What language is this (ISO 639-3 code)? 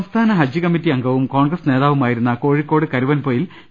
mal